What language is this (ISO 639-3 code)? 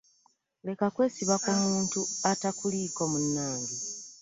lug